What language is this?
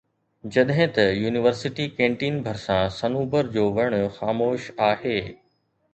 Sindhi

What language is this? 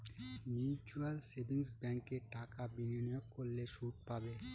Bangla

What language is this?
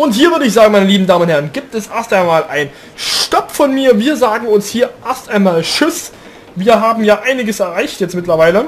German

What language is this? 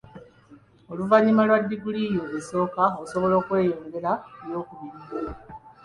Ganda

